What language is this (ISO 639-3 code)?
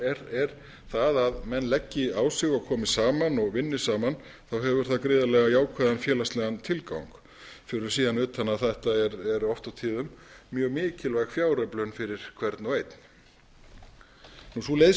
isl